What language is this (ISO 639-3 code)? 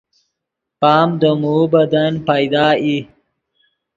ydg